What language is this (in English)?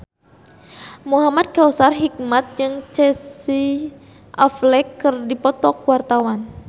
Sundanese